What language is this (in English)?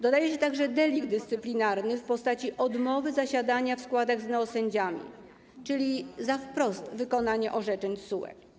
Polish